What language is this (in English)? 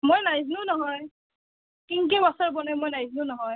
Assamese